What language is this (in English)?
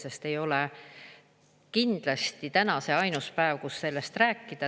Estonian